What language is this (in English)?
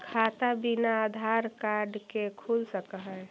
Magahi